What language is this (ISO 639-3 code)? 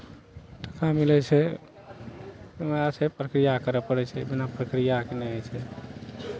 mai